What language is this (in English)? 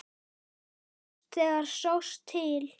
Icelandic